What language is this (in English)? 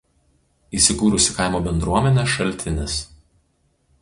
Lithuanian